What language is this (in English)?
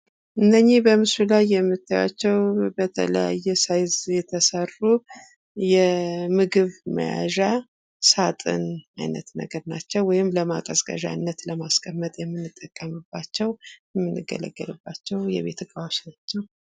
Amharic